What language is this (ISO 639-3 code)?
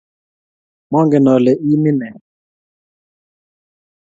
kln